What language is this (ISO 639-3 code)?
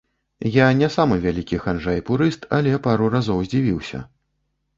bel